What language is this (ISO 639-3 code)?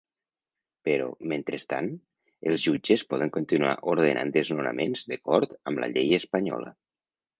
cat